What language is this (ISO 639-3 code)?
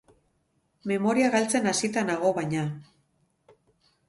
eus